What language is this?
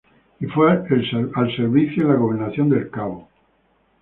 Spanish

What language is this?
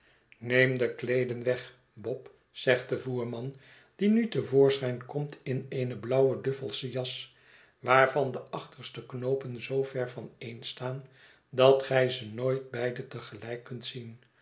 Dutch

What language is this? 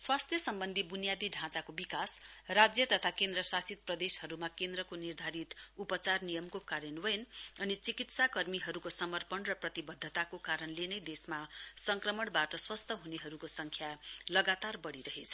Nepali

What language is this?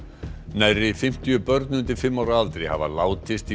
Icelandic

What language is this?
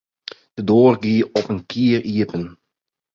Western Frisian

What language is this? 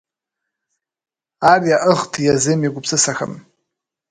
Kabardian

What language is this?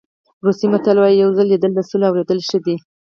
Pashto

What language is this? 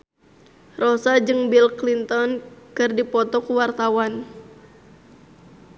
Sundanese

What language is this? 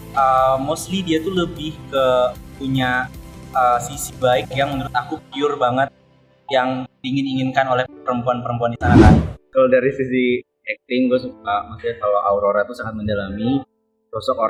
Indonesian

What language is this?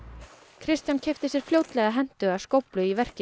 Icelandic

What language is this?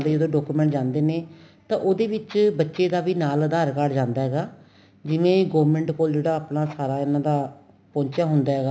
Punjabi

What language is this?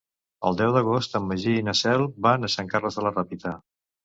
Catalan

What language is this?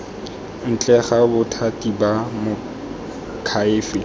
Tswana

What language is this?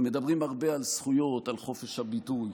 Hebrew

